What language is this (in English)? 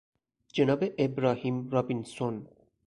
Persian